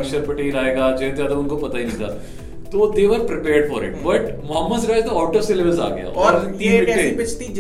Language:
Hindi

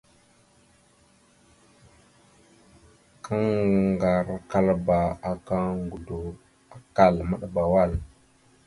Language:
Mada (Cameroon)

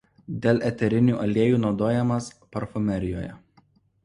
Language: Lithuanian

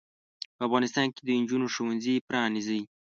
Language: Pashto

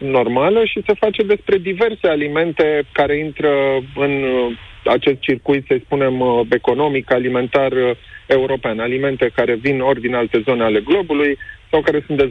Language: Romanian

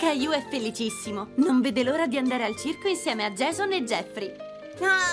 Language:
Italian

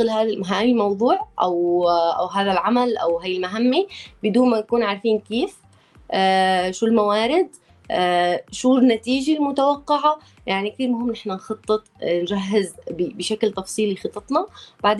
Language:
Arabic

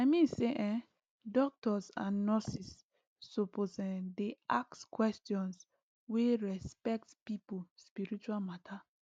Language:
Nigerian Pidgin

